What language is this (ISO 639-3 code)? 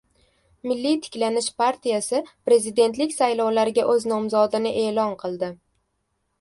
uzb